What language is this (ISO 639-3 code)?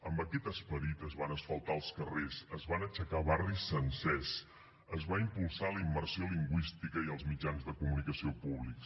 cat